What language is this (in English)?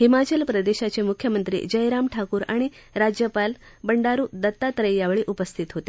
Marathi